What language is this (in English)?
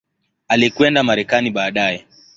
Swahili